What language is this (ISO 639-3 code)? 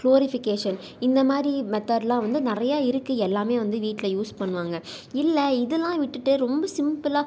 tam